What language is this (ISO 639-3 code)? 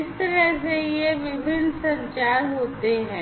hin